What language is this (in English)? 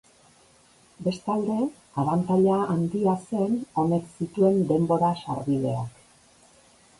Basque